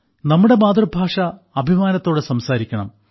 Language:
Malayalam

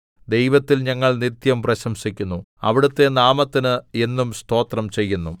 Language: Malayalam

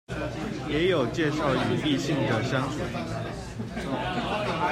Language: Chinese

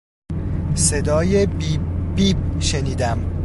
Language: Persian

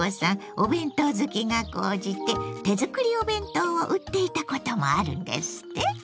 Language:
Japanese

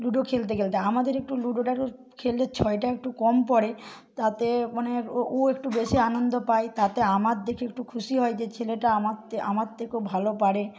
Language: Bangla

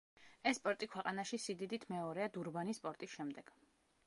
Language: Georgian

